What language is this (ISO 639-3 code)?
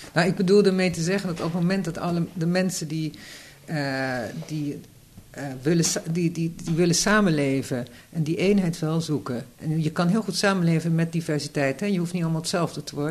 nld